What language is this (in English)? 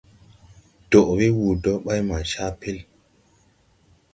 Tupuri